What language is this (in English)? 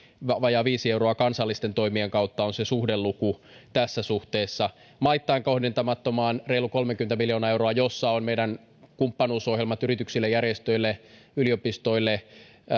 Finnish